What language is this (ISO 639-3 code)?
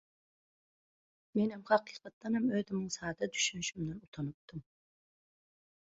tuk